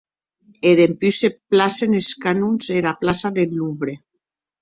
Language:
Occitan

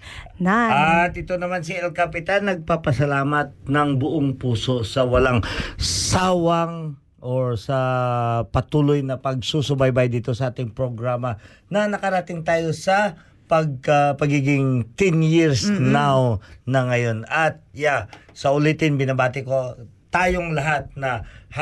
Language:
Filipino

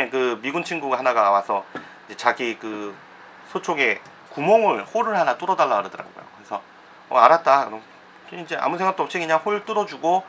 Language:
Korean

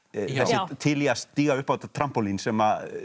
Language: Icelandic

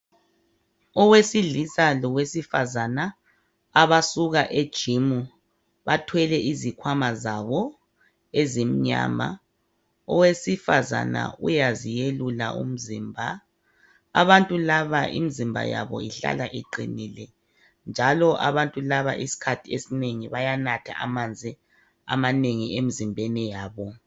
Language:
North Ndebele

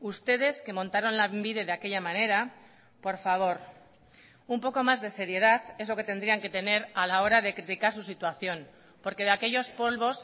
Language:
Spanish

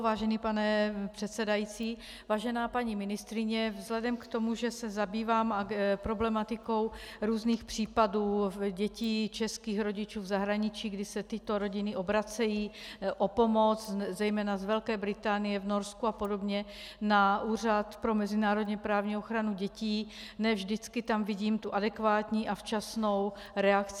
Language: Czech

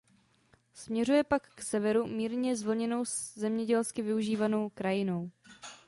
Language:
Czech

